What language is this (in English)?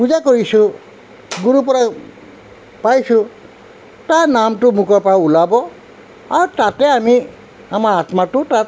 Assamese